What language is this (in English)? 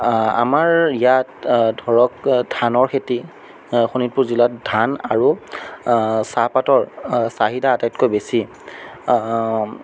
Assamese